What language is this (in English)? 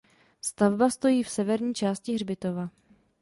Czech